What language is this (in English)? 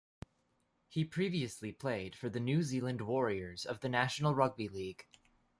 English